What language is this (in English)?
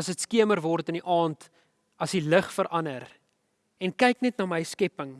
Dutch